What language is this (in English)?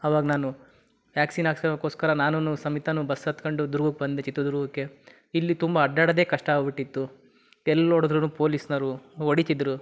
Kannada